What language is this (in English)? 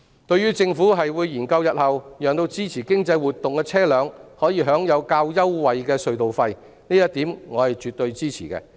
Cantonese